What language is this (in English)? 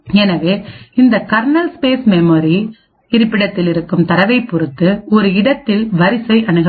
Tamil